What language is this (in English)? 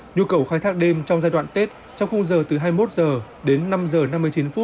Vietnamese